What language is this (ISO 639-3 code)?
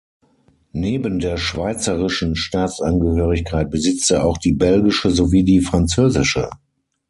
deu